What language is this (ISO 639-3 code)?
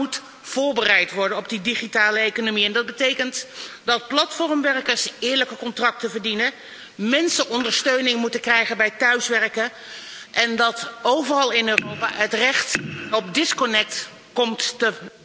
nld